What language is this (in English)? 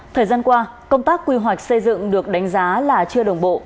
Vietnamese